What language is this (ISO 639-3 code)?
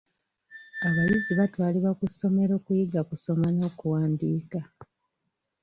lug